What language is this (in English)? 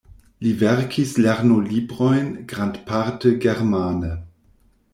Esperanto